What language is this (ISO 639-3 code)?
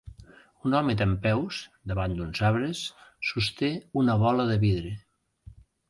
cat